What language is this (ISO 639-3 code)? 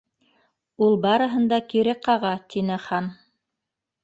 bak